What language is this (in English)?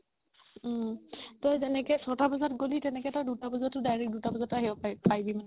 Assamese